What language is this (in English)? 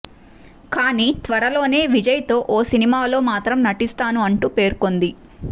Telugu